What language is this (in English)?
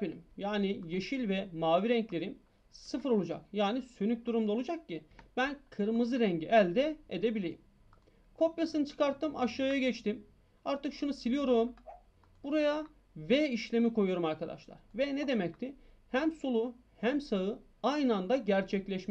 Turkish